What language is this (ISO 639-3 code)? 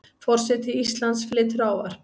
isl